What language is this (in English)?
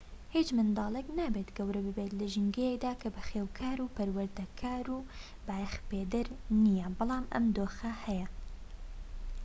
Central Kurdish